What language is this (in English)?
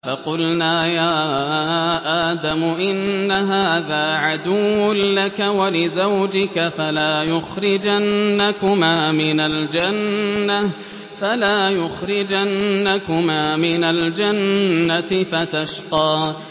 Arabic